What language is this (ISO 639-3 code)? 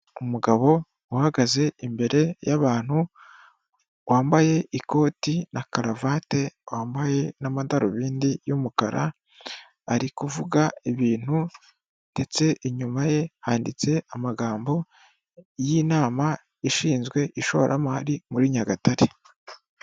kin